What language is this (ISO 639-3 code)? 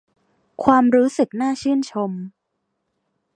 tha